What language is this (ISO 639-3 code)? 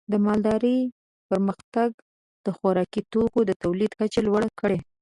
pus